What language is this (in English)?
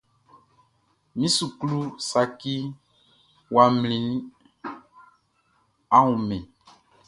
Baoulé